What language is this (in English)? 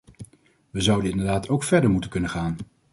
Dutch